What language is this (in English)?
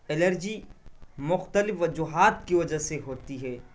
Urdu